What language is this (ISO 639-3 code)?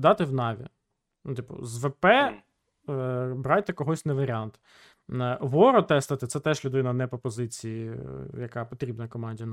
ukr